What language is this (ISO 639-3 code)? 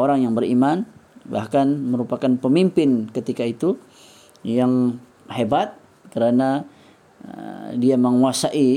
msa